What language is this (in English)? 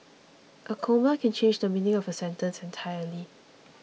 English